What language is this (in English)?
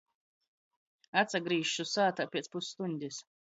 Latgalian